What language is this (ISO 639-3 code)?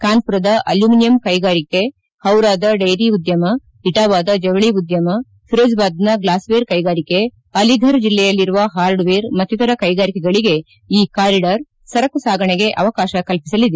kan